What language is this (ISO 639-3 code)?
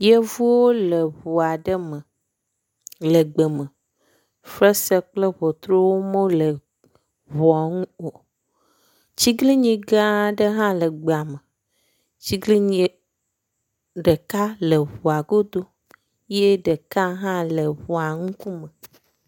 ewe